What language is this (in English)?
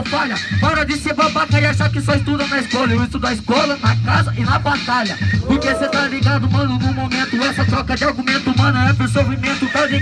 Portuguese